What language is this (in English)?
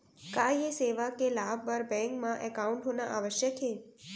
Chhattisgarhi